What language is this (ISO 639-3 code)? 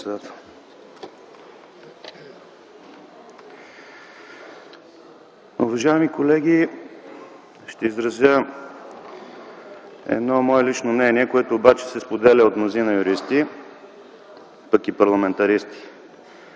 bul